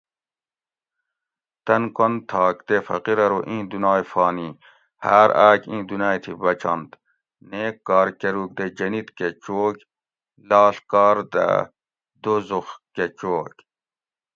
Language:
Gawri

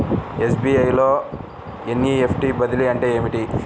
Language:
Telugu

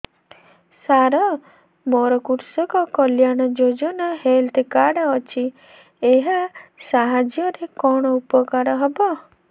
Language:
Odia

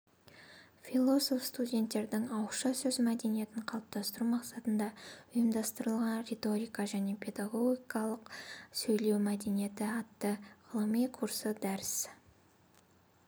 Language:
Kazakh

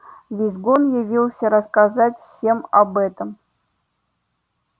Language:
Russian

